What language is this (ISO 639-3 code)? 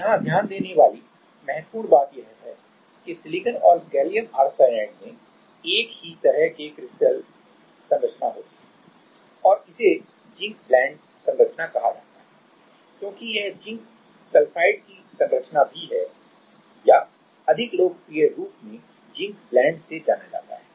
hin